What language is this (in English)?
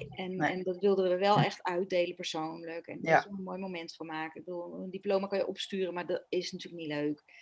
Dutch